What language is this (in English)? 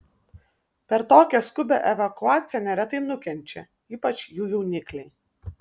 Lithuanian